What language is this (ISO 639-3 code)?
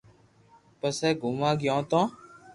lrk